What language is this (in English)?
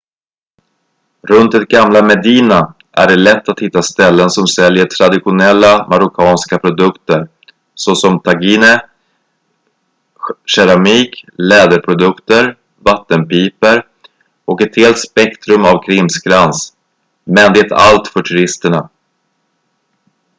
Swedish